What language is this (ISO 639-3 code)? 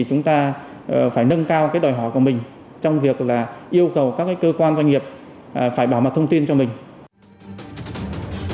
vie